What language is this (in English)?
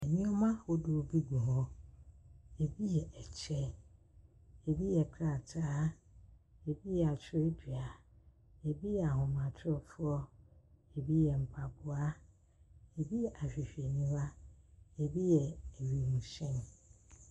Akan